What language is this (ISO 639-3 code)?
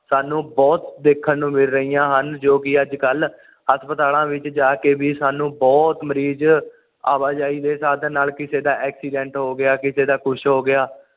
pan